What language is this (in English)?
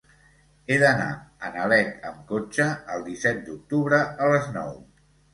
Catalan